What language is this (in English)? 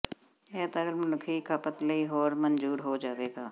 Punjabi